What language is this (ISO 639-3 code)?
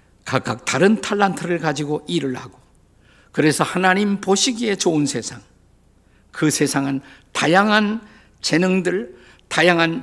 kor